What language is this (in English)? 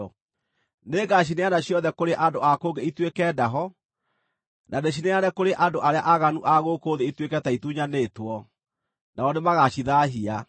Kikuyu